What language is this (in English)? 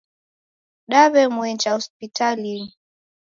Taita